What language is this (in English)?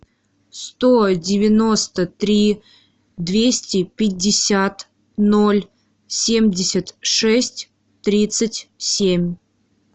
Russian